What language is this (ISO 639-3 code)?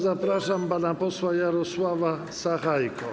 pol